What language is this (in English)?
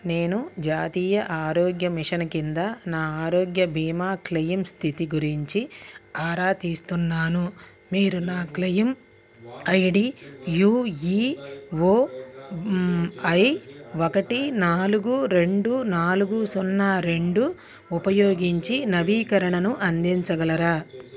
Telugu